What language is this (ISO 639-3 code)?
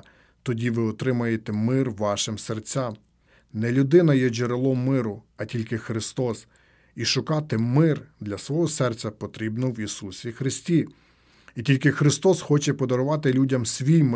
ukr